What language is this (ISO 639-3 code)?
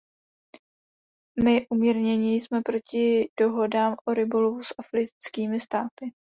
ces